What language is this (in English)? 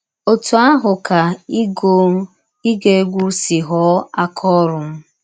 Igbo